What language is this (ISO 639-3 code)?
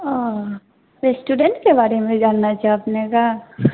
mai